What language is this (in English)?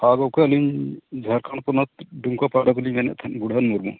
Santali